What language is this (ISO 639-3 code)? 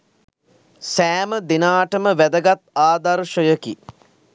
sin